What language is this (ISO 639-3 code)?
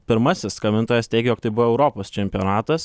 lit